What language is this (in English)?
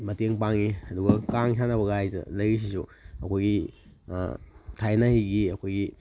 Manipuri